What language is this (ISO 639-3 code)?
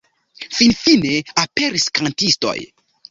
epo